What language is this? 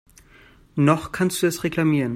German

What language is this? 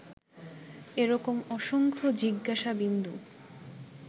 Bangla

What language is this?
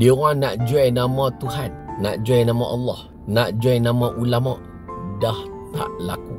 Malay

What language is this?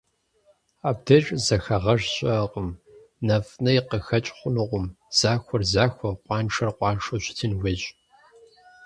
Kabardian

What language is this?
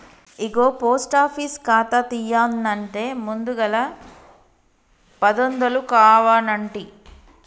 Telugu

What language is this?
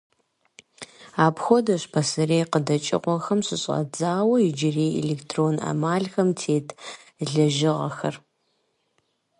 Kabardian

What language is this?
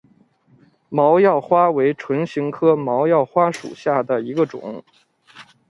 Chinese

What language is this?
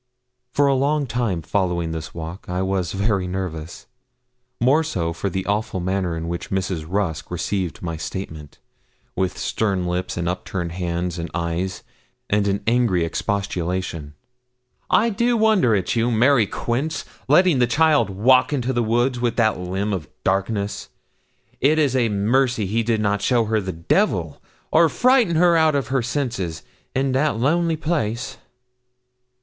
English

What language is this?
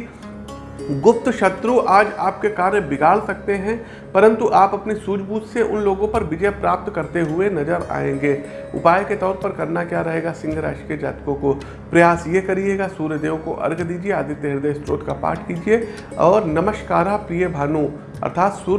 Hindi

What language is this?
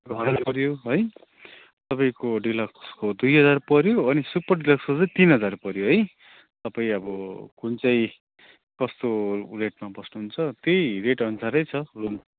Nepali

